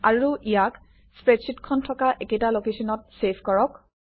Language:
Assamese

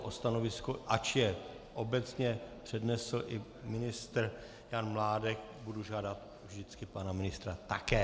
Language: Czech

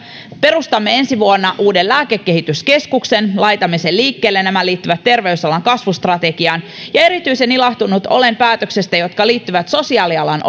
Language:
Finnish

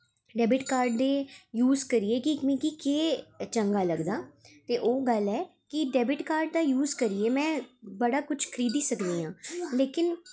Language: Dogri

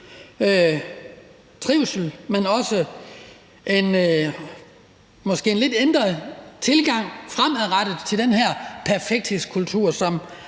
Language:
Danish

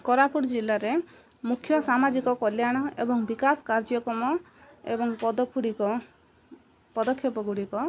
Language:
Odia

